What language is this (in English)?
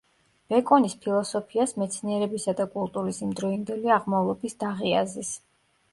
Georgian